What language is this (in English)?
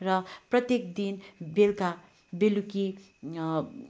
Nepali